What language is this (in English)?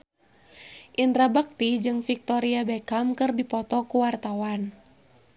Sundanese